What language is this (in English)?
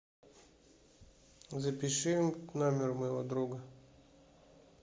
Russian